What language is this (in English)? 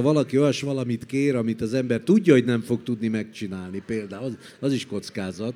Hungarian